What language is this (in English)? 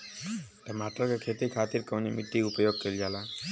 Bhojpuri